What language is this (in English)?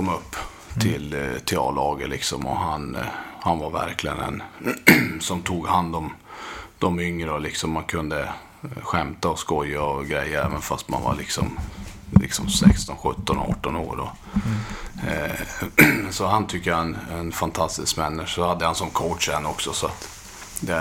Swedish